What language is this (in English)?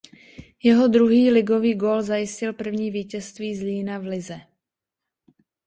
Czech